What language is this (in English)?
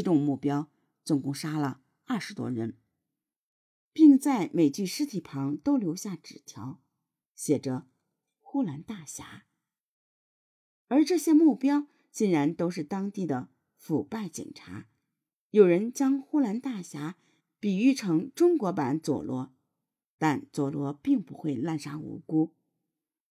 Chinese